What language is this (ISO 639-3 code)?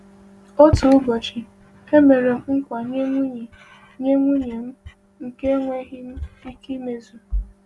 ibo